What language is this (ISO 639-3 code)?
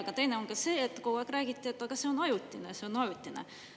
est